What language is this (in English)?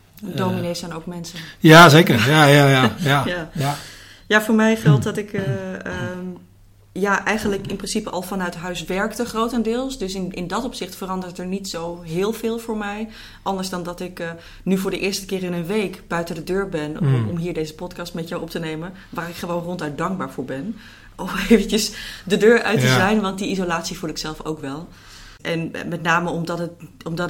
Dutch